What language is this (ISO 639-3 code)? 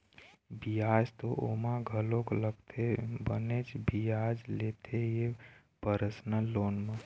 hne